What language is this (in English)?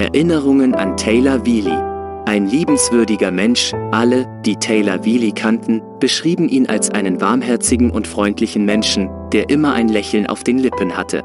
German